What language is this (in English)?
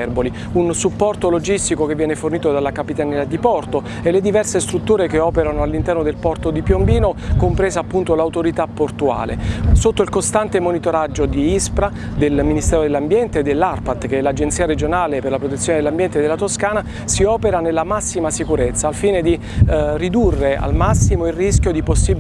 Italian